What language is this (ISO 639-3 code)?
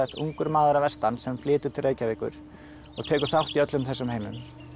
isl